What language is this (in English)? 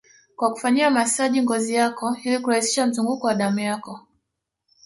Swahili